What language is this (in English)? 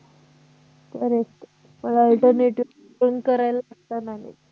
Marathi